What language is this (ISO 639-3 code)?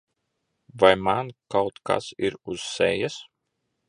lav